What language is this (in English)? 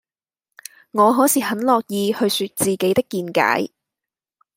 Cantonese